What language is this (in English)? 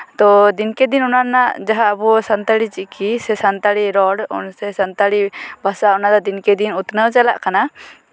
Santali